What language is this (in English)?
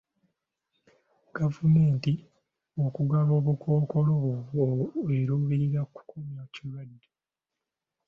Ganda